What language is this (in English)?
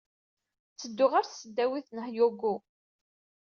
Kabyle